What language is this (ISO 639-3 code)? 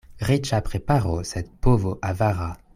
epo